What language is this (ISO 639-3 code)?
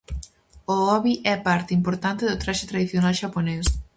glg